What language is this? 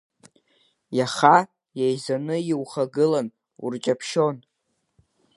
Abkhazian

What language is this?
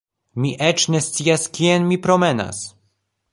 Esperanto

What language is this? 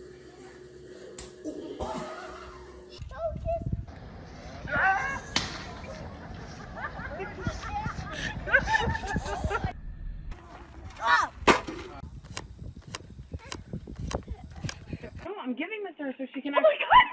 English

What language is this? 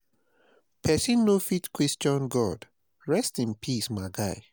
Nigerian Pidgin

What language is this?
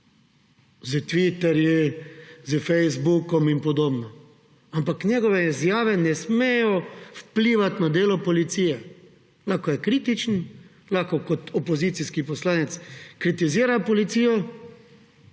Slovenian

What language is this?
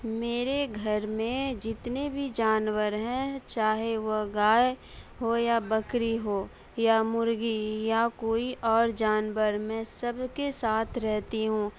Urdu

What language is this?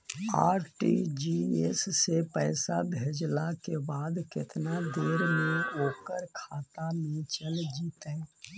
Magahi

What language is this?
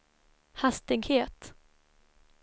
Swedish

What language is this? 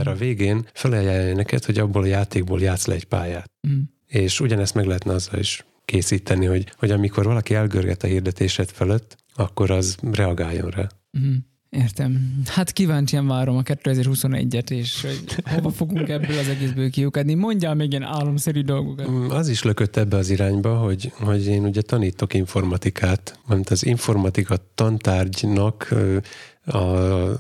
Hungarian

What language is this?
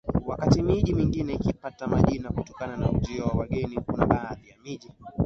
Swahili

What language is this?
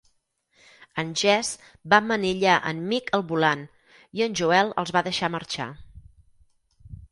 Catalan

